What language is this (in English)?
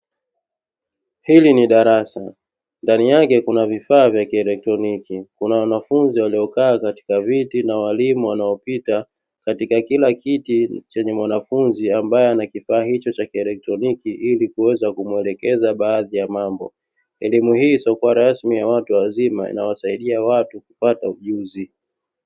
Swahili